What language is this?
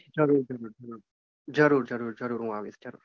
Gujarati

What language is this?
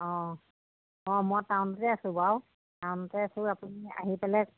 Assamese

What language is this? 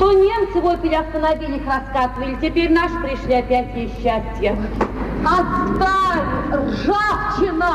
Russian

